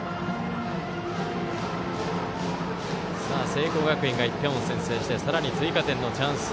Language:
Japanese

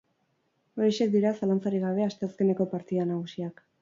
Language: Basque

